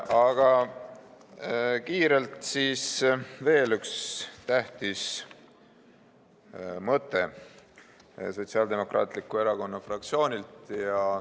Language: Estonian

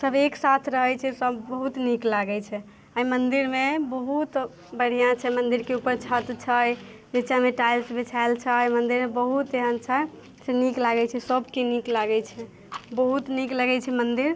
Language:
Maithili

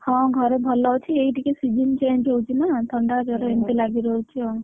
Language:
Odia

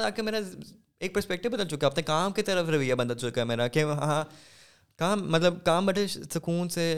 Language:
Urdu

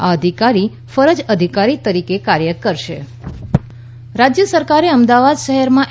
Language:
Gujarati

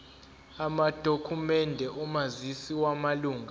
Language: Zulu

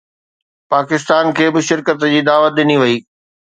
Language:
Sindhi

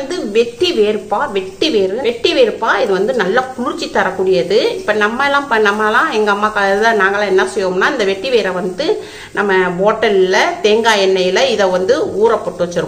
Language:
Arabic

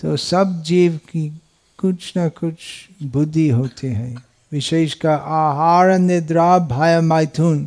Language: Hindi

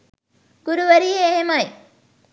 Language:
Sinhala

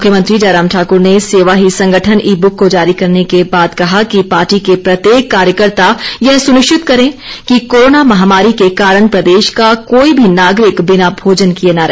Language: Hindi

